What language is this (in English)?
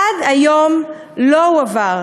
Hebrew